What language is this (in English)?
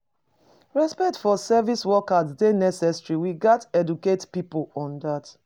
Nigerian Pidgin